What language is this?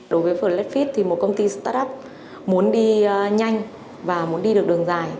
Vietnamese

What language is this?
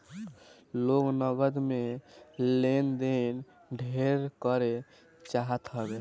Bhojpuri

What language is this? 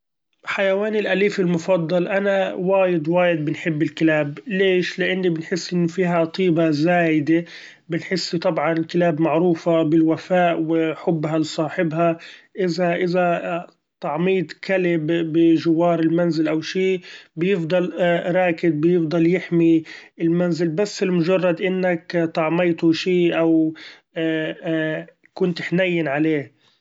Gulf Arabic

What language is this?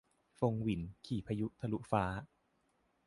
Thai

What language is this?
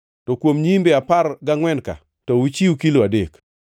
Luo (Kenya and Tanzania)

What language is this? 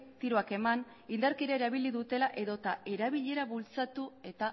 Basque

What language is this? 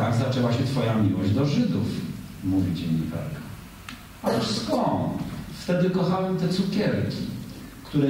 Polish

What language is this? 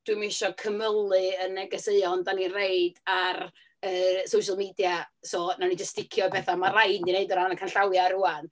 Welsh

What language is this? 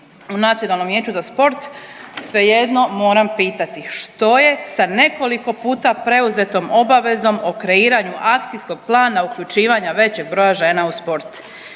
Croatian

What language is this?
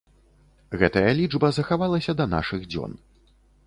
Belarusian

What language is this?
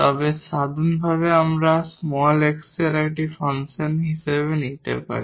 Bangla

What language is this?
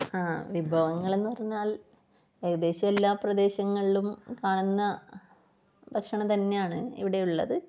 Malayalam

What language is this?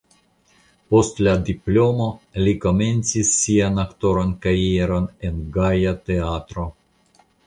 Esperanto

